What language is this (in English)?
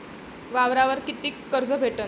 Marathi